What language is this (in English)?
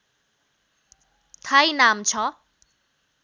Nepali